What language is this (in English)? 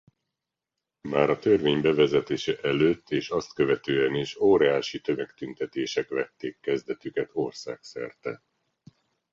Hungarian